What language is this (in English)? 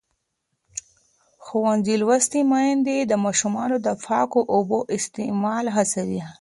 Pashto